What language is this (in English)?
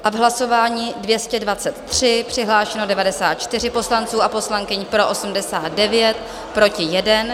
Czech